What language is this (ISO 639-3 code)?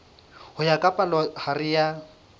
sot